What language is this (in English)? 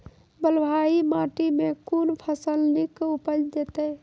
Maithili